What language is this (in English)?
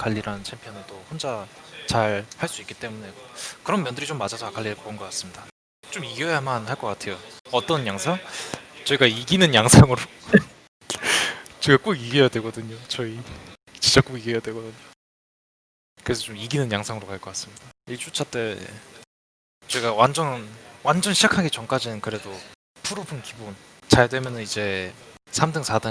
Korean